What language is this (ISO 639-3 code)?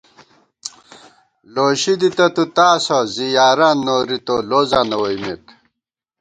gwt